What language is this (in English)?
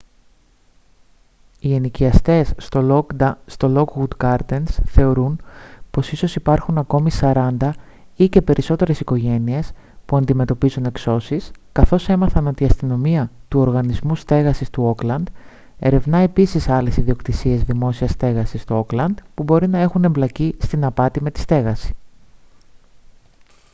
Greek